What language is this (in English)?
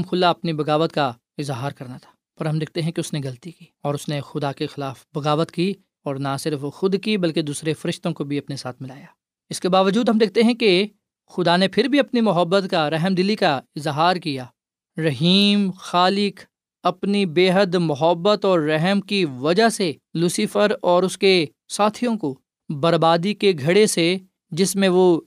Urdu